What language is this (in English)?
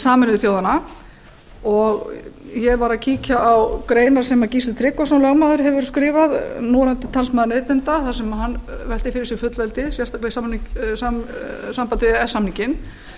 Icelandic